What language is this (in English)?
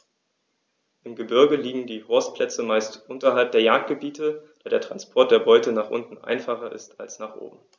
German